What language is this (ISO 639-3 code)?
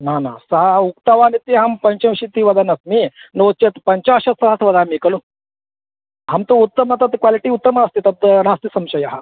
san